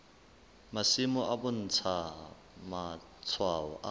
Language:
Southern Sotho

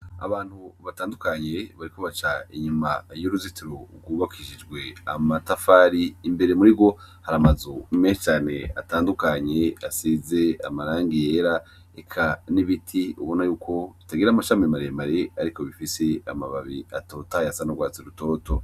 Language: Rundi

